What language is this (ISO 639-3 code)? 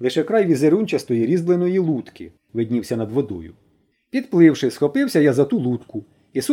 ukr